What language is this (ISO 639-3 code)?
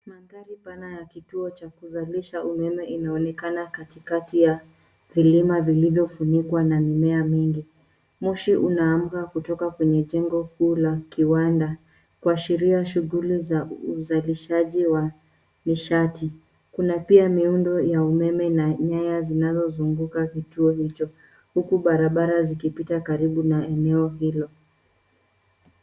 swa